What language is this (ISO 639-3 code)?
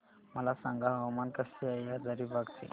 mar